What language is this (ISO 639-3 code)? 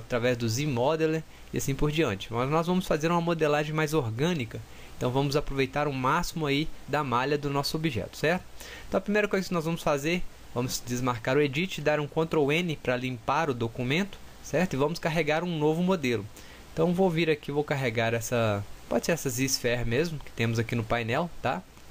por